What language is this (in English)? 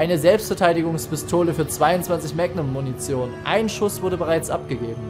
German